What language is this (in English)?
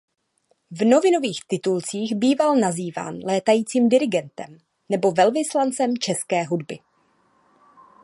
Czech